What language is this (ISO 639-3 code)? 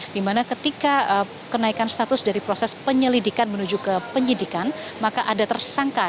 ind